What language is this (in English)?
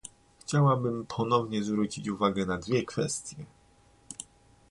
Polish